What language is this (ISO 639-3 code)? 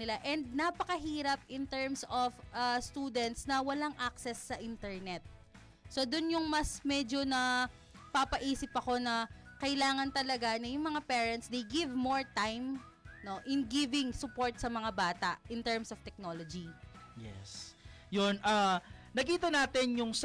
fil